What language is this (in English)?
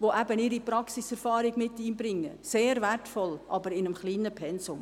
Swiss German